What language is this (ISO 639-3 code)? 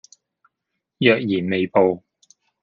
yue